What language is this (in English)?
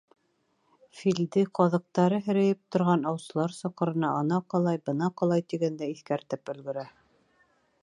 Bashkir